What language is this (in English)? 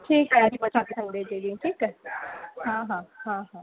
Sindhi